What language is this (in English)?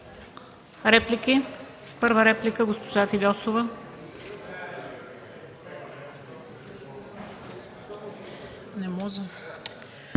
Bulgarian